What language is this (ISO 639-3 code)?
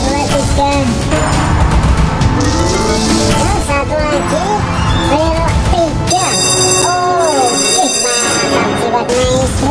ind